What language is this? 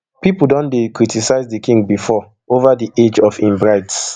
Nigerian Pidgin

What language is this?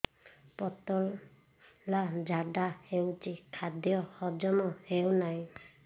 Odia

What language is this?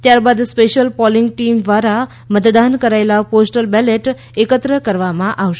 Gujarati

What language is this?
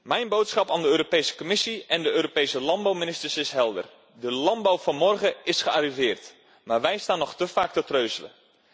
Dutch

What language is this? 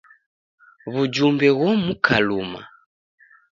Taita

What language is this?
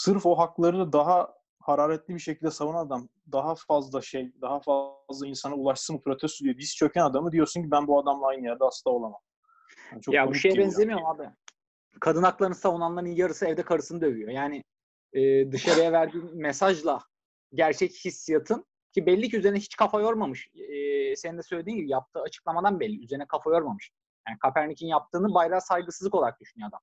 Turkish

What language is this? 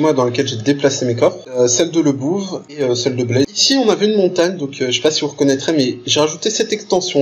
French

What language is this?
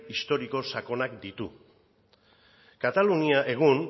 Basque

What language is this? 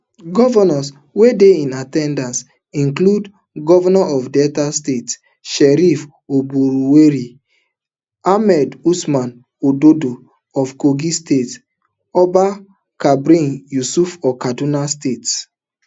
Nigerian Pidgin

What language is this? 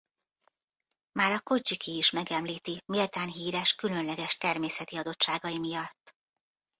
Hungarian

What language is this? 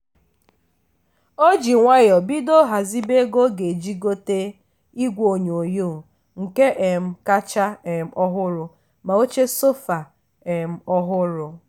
Igbo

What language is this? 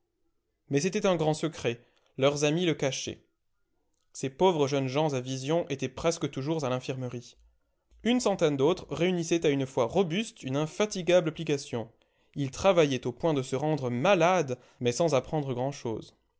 French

